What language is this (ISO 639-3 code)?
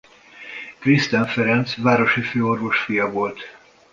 hun